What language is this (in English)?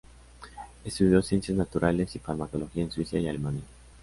Spanish